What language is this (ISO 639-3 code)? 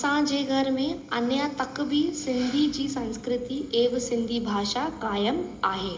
snd